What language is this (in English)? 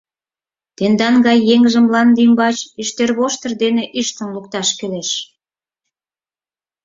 Mari